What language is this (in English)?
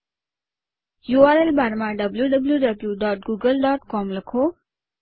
Gujarati